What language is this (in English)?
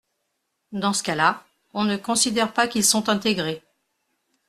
French